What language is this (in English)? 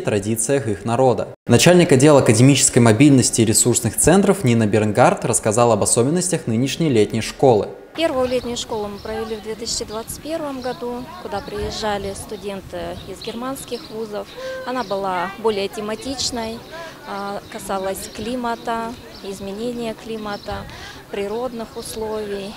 Russian